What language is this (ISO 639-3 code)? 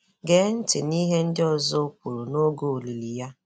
ibo